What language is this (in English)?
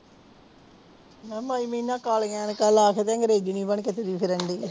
Punjabi